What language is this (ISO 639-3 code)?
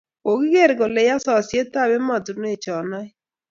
kln